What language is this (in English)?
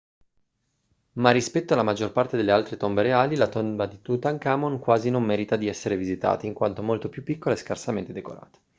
Italian